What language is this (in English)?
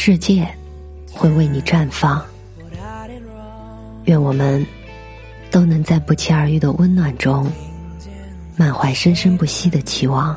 Chinese